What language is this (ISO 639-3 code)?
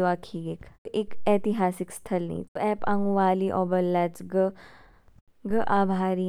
kfk